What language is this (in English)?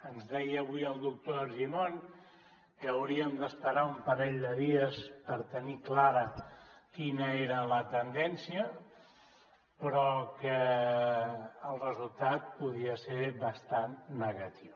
Catalan